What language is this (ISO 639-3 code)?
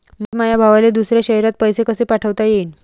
mar